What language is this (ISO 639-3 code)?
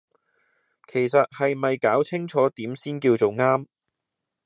yue